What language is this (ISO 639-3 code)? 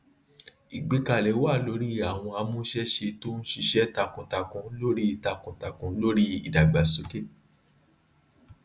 yor